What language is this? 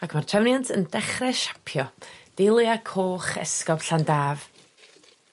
Welsh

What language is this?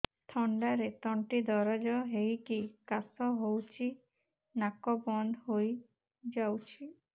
Odia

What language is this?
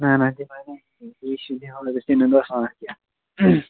Kashmiri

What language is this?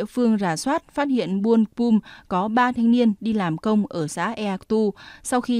Vietnamese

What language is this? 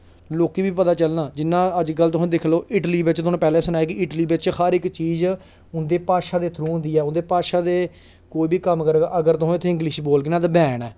Dogri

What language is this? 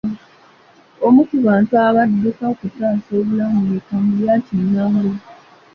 Ganda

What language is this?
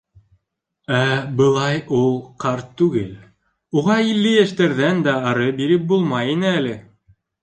Bashkir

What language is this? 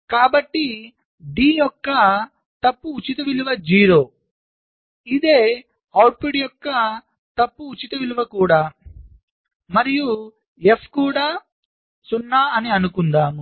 Telugu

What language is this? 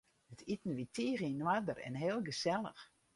Western Frisian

